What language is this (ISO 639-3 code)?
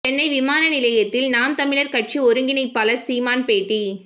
tam